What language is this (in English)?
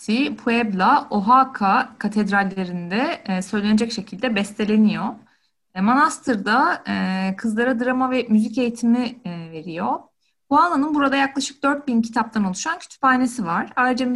Turkish